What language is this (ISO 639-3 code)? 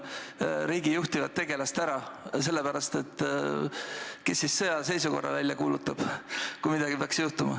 est